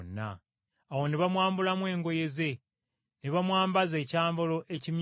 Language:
Ganda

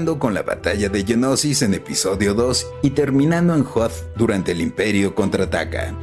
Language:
Spanish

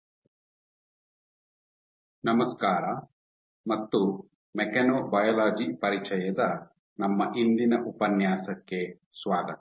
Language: Kannada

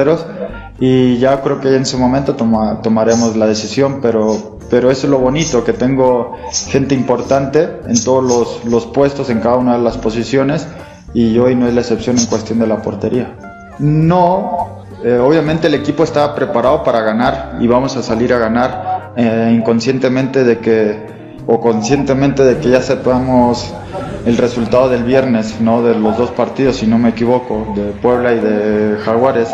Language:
Spanish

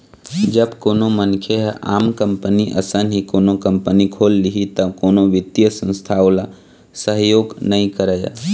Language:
Chhattisgarhi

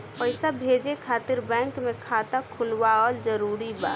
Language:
Bhojpuri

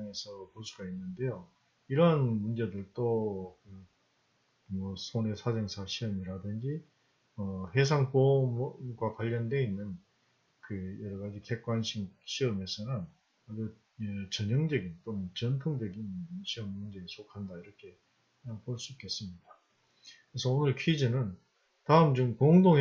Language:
Korean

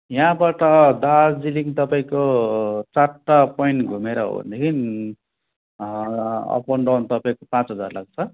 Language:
Nepali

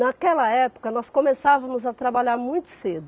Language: Portuguese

